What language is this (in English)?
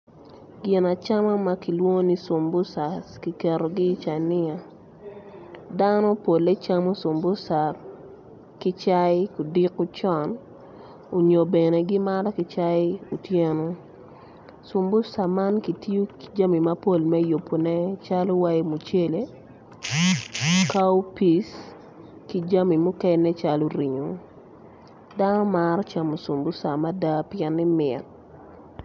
Acoli